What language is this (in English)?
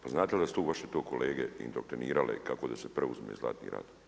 Croatian